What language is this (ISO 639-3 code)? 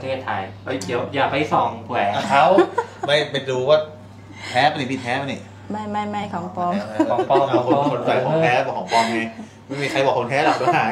tha